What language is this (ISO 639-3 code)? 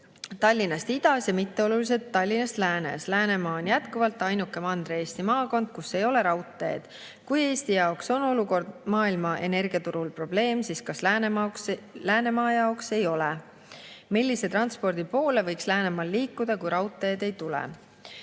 est